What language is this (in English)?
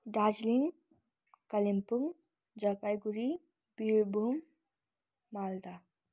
Nepali